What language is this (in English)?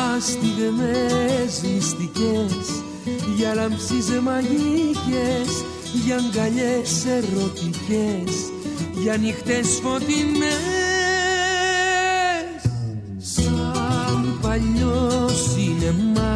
Greek